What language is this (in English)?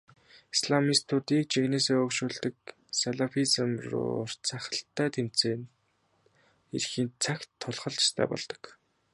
Mongolian